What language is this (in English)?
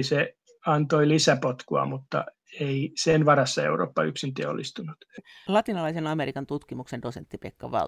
Finnish